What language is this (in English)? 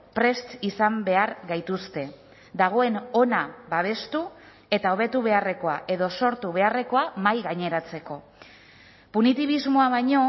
Basque